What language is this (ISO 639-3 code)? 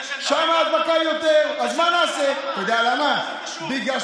heb